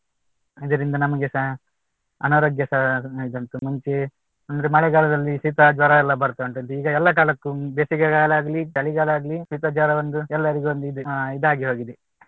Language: Kannada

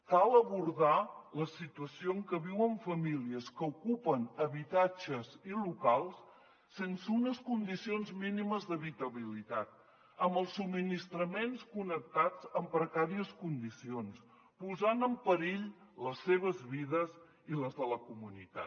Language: Catalan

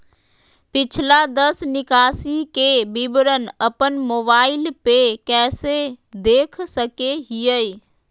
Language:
Magahi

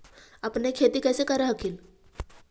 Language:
Magahi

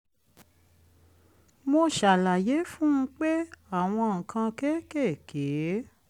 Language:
Yoruba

